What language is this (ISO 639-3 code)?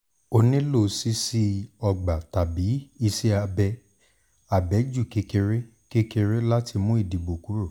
yor